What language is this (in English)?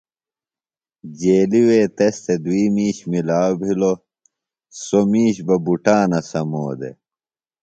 Phalura